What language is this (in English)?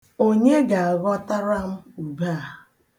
Igbo